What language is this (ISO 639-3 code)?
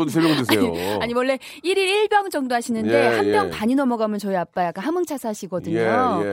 kor